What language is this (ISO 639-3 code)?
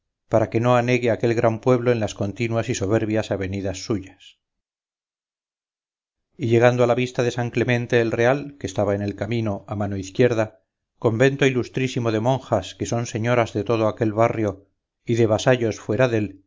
spa